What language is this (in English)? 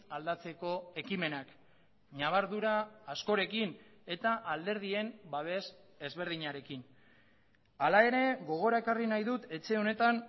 Basque